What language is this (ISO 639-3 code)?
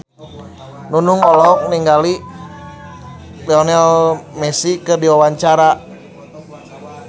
sun